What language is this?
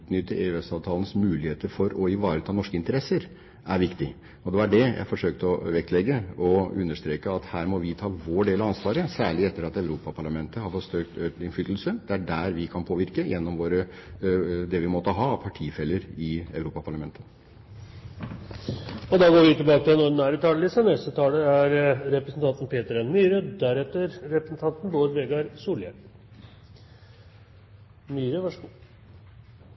Norwegian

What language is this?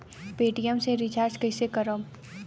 Bhojpuri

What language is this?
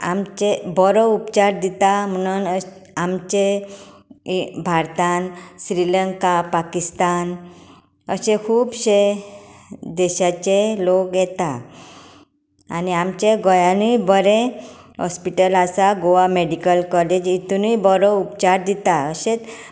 Konkani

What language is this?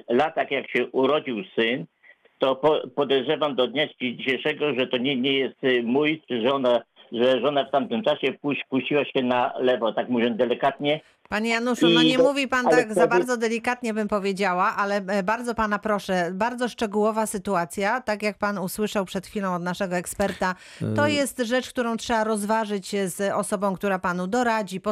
Polish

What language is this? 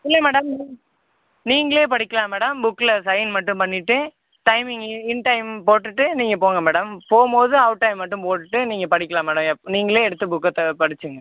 Tamil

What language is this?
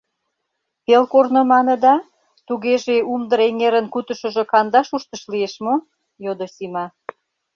Mari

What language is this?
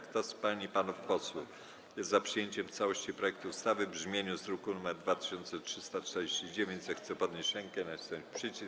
Polish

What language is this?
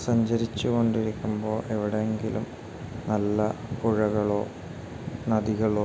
Malayalam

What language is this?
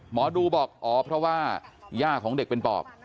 Thai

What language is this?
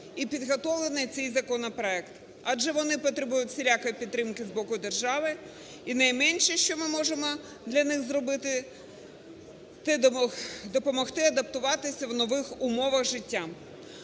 Ukrainian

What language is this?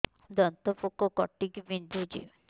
Odia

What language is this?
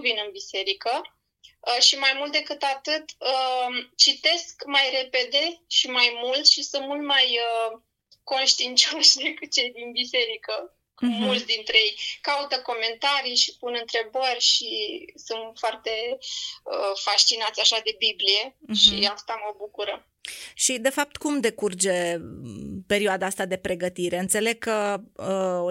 Romanian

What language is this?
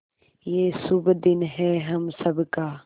Hindi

